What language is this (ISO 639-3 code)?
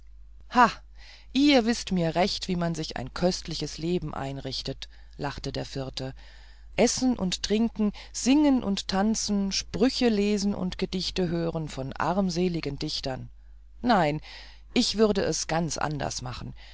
deu